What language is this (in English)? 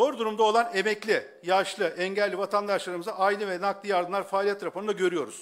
Turkish